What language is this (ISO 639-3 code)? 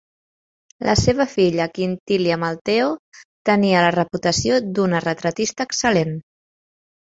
cat